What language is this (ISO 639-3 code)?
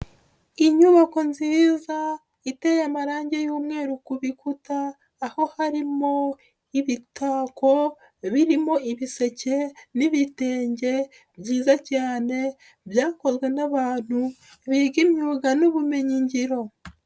kin